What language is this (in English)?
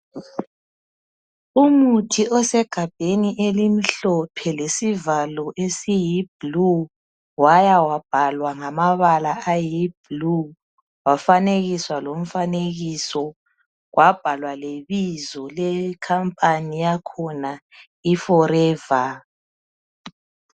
North Ndebele